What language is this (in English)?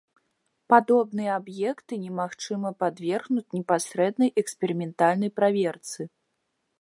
Belarusian